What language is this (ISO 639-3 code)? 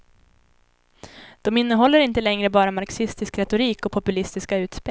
swe